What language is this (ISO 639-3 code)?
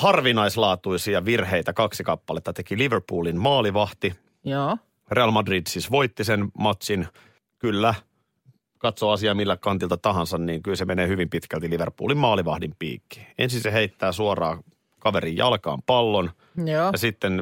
fin